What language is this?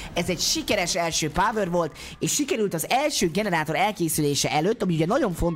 Hungarian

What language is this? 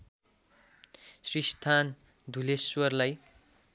Nepali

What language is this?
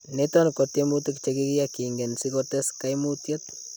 Kalenjin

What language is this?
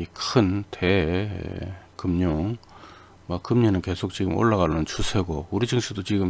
Korean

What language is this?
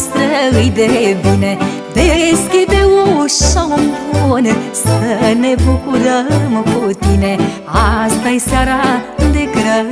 Romanian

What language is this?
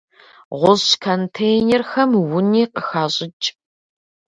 Kabardian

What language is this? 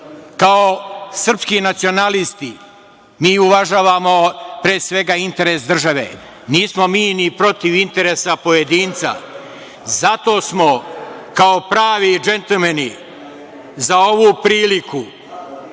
Serbian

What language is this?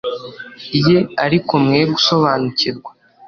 Kinyarwanda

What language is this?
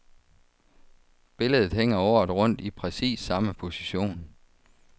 Danish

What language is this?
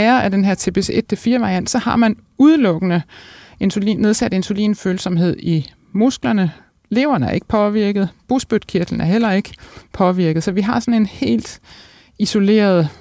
Danish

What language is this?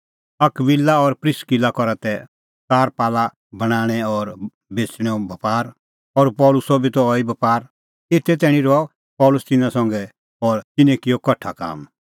Kullu Pahari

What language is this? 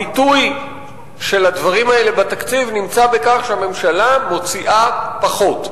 Hebrew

